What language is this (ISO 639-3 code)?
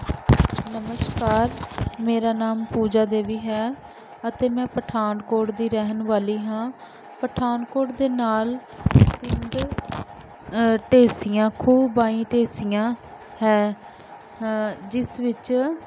pan